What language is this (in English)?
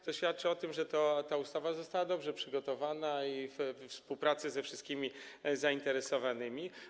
Polish